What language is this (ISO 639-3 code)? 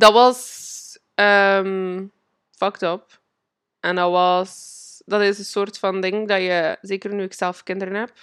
nld